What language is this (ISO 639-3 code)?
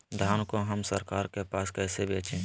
mag